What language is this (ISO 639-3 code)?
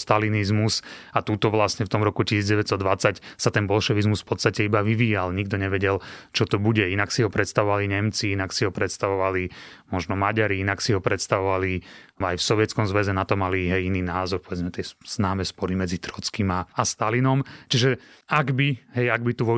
slk